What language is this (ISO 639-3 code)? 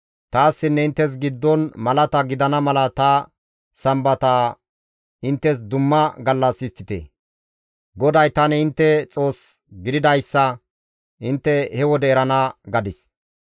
gmv